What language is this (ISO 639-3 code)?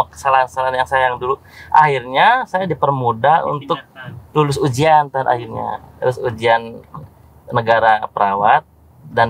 ind